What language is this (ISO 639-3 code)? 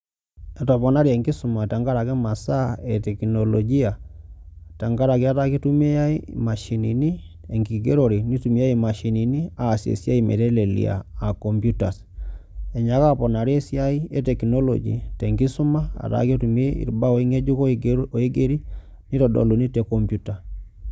mas